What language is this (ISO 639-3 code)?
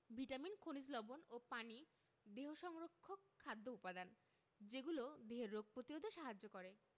ben